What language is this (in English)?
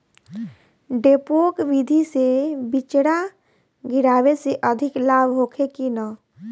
Bhojpuri